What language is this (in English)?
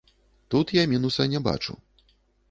Belarusian